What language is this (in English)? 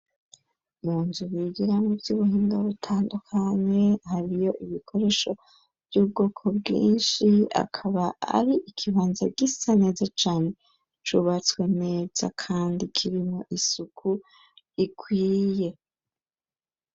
Rundi